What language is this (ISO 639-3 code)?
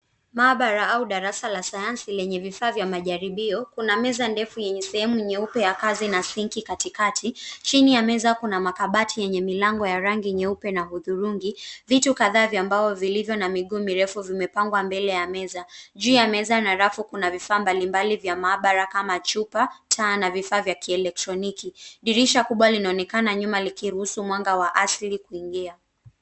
swa